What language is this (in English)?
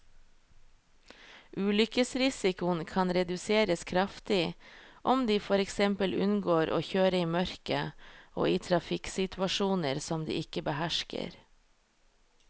Norwegian